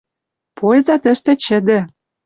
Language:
Western Mari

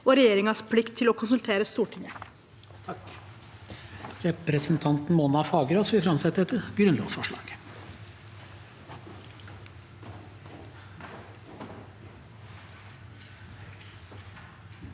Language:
Norwegian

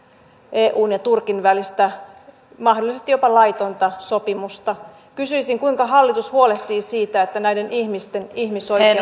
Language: Finnish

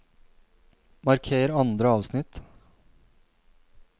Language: Norwegian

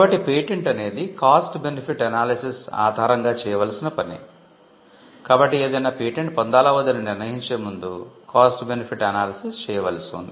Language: Telugu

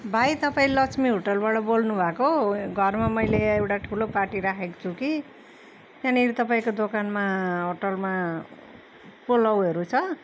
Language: Nepali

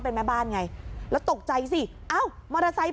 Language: Thai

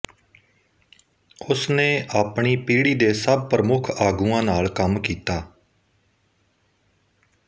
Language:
Punjabi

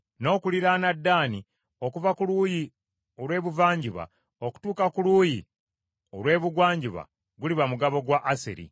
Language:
Ganda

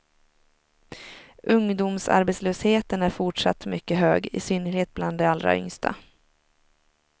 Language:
Swedish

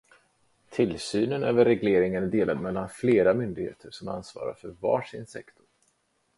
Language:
Swedish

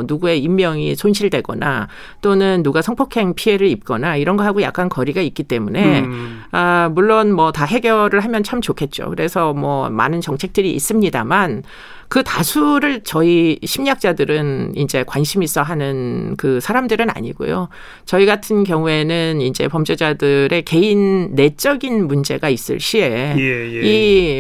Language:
Korean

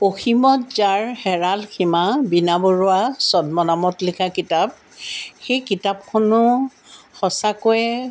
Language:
Assamese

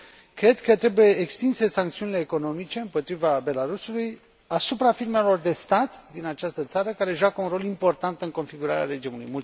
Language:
Romanian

